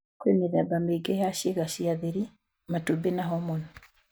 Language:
Kikuyu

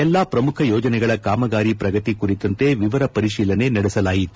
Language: Kannada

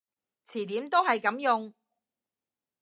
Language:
Cantonese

